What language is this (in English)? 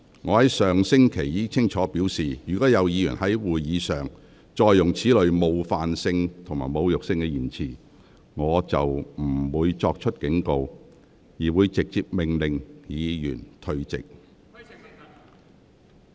Cantonese